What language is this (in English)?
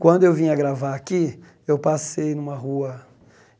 Portuguese